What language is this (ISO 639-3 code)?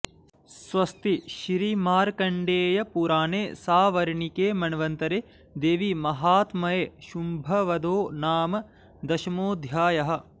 san